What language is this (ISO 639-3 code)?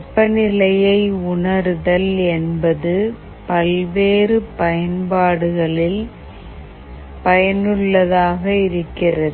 tam